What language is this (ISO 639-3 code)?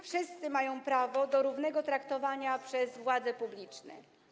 pol